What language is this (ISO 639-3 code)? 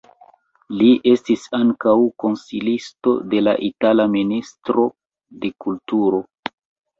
epo